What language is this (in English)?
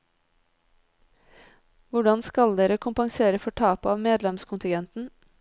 Norwegian